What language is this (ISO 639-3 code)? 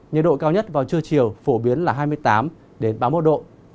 vie